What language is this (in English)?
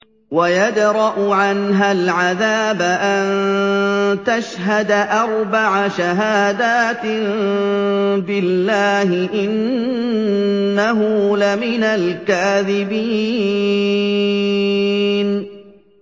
Arabic